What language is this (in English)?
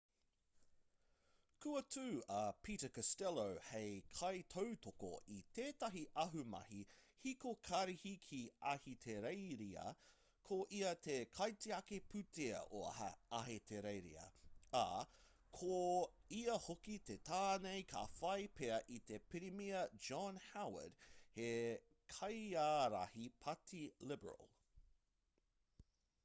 Māori